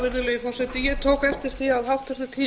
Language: Icelandic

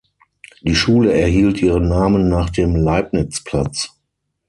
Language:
German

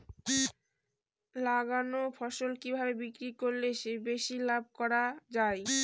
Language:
Bangla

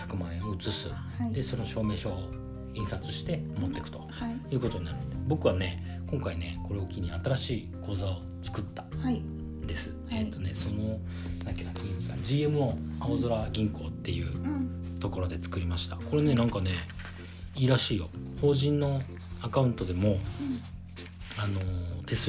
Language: Japanese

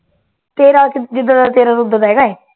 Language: Punjabi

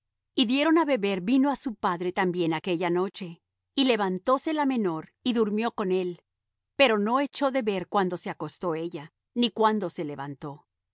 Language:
Spanish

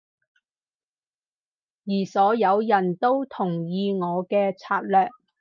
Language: Cantonese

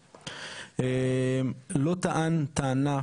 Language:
Hebrew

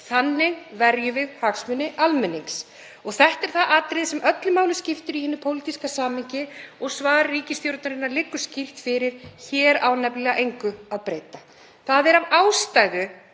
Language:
Icelandic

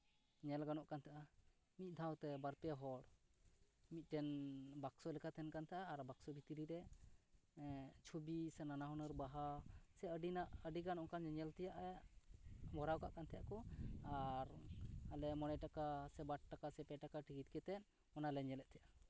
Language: Santali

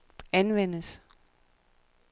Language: Danish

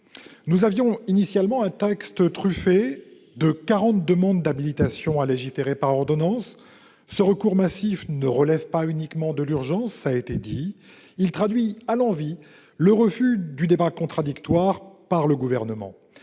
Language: French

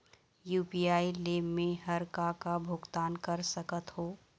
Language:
Chhattisgarhi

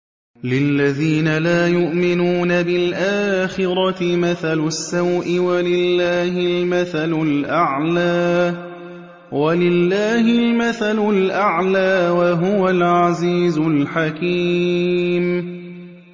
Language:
Arabic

